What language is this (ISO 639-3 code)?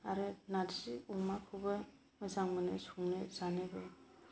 brx